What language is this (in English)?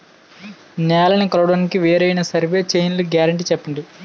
Telugu